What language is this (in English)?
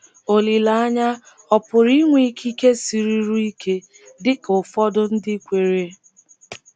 Igbo